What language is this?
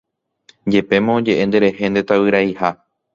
Guarani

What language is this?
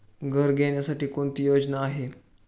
Marathi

